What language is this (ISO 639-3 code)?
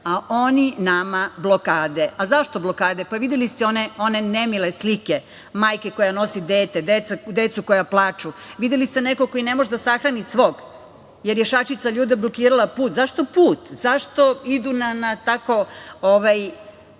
srp